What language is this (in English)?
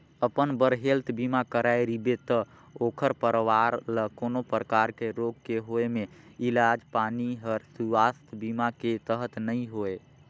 Chhattisgarhi